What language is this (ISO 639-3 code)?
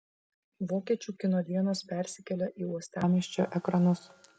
lit